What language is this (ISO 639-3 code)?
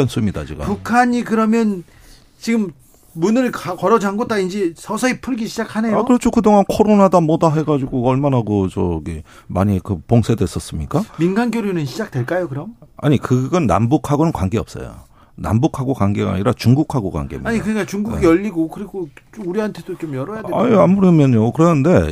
kor